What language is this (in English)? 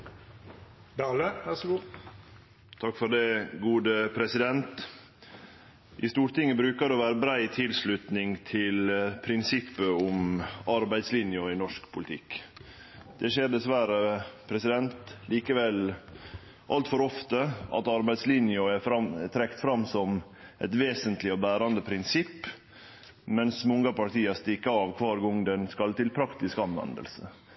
Norwegian Nynorsk